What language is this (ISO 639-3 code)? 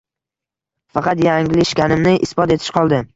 uzb